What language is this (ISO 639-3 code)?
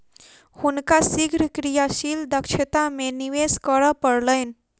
mai